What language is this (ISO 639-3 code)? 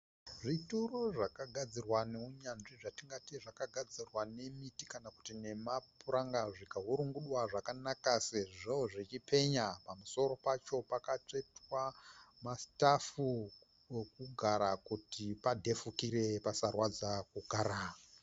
sna